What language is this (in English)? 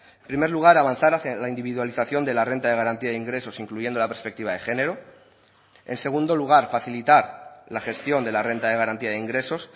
Spanish